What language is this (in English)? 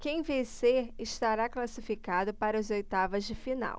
Portuguese